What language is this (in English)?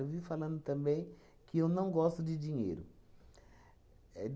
Portuguese